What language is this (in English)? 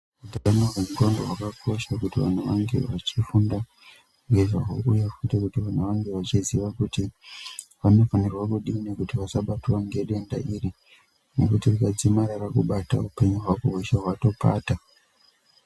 Ndau